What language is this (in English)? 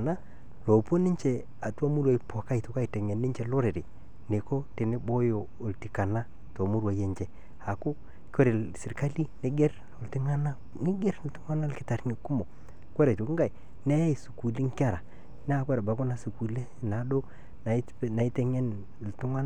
Masai